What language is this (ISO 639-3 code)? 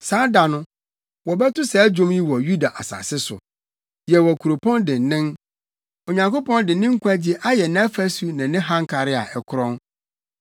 aka